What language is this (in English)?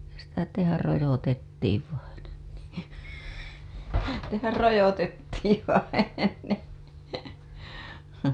Finnish